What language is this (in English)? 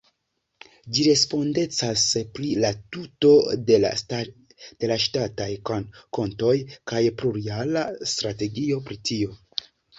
Esperanto